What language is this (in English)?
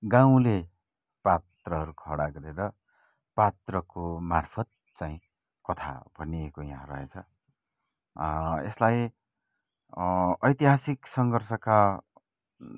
Nepali